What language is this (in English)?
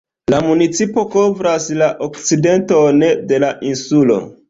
Esperanto